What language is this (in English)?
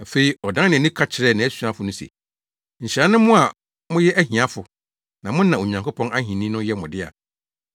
Akan